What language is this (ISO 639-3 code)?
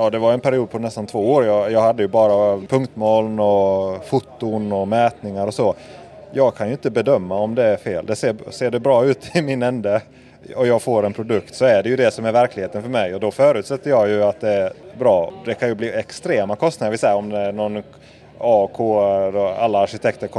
swe